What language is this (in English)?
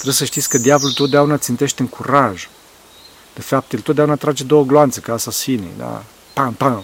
Romanian